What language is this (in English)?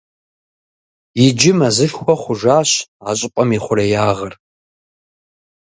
Kabardian